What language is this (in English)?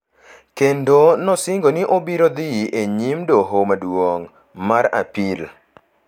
Luo (Kenya and Tanzania)